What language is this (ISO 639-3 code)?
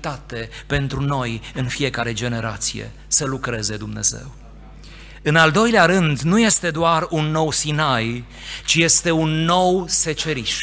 ron